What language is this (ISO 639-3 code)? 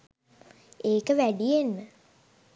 sin